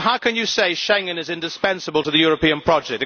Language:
English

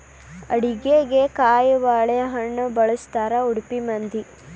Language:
Kannada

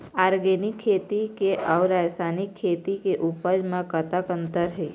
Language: Chhattisgarhi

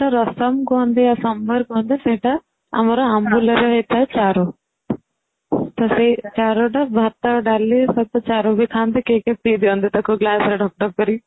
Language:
Odia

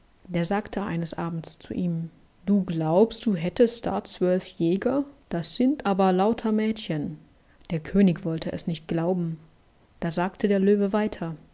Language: German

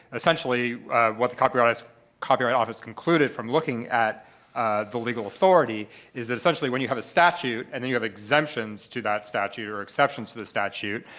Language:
English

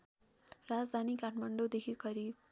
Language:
Nepali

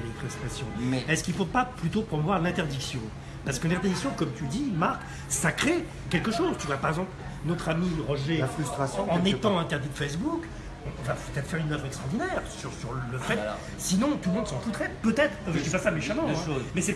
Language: French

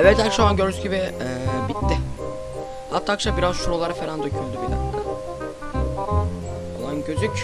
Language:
Turkish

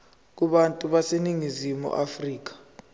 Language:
Zulu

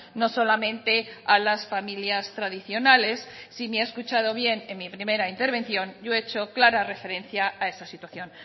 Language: Spanish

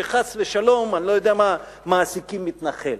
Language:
Hebrew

